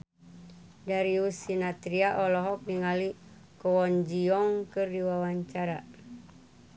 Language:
Sundanese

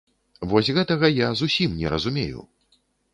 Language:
Belarusian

